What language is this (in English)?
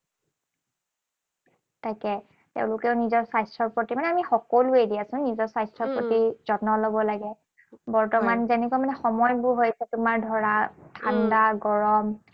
Assamese